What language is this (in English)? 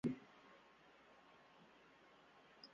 Chinese